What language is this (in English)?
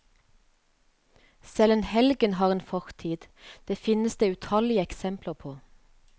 Norwegian